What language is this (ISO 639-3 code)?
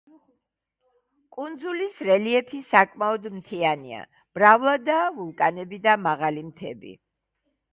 kat